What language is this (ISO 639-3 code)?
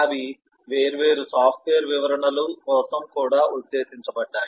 tel